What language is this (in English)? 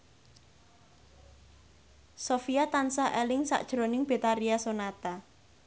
Javanese